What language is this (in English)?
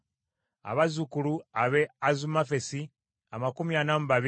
Ganda